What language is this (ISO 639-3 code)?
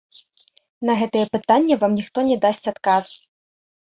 bel